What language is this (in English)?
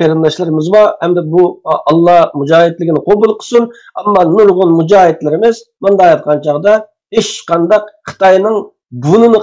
Turkish